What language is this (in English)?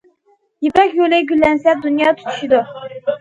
Uyghur